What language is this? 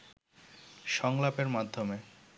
Bangla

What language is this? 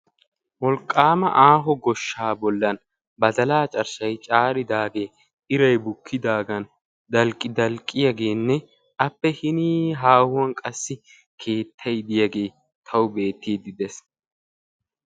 Wolaytta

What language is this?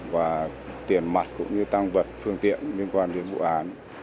Vietnamese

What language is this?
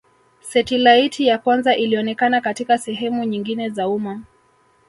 Swahili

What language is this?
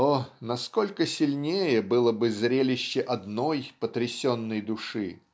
Russian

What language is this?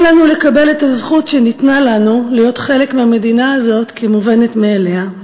Hebrew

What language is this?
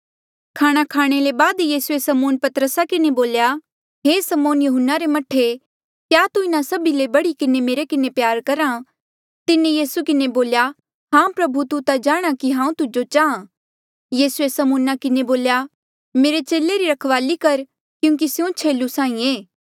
Mandeali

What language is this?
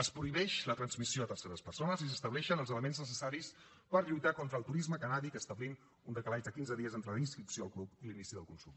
Catalan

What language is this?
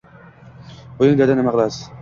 Uzbek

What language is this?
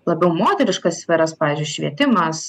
Lithuanian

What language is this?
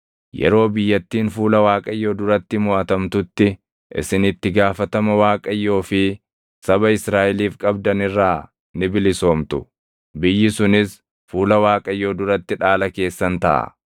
Oromo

